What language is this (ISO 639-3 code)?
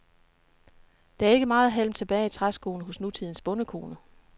dan